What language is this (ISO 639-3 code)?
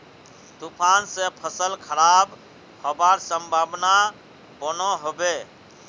mag